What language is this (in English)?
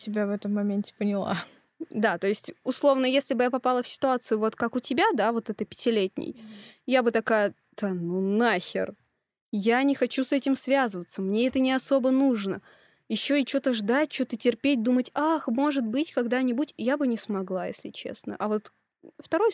Russian